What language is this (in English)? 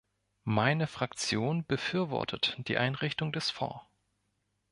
German